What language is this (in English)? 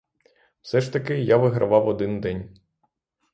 Ukrainian